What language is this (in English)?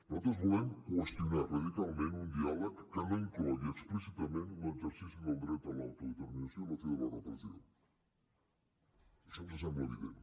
Catalan